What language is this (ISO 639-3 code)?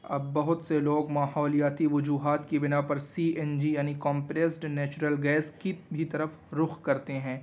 urd